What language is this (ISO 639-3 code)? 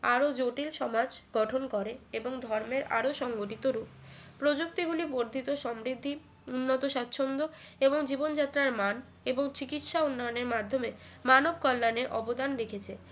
ben